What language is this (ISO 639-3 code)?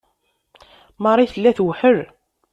kab